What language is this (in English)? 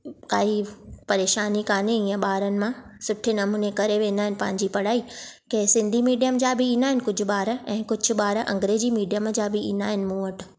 Sindhi